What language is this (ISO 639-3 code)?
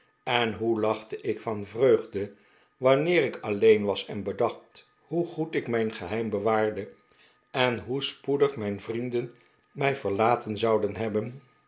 nld